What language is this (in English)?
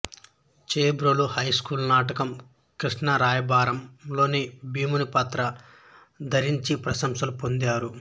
Telugu